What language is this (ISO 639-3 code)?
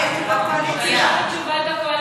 heb